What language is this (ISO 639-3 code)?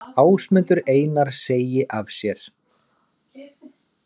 isl